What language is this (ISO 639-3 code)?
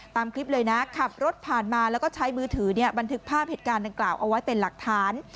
tha